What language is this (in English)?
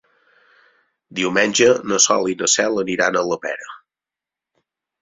Catalan